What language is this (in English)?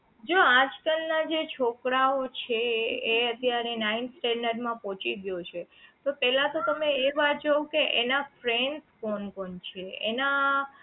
Gujarati